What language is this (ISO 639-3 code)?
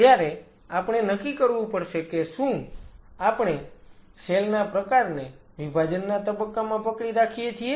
guj